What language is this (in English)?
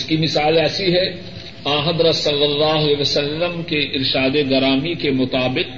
Urdu